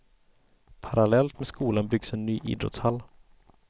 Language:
Swedish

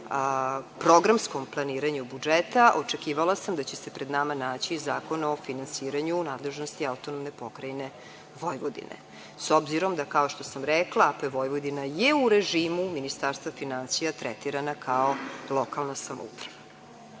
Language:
Serbian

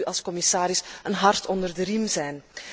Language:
Dutch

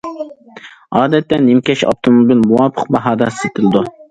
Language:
Uyghur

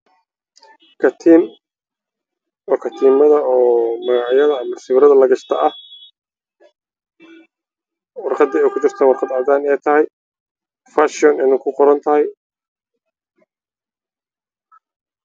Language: Somali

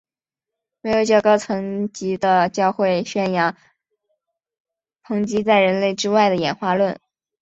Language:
Chinese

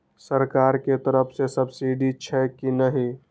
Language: Maithili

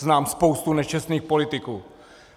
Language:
Czech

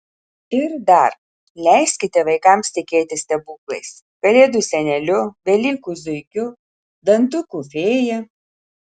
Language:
Lithuanian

